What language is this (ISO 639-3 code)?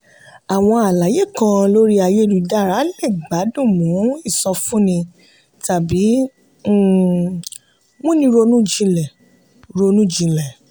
yor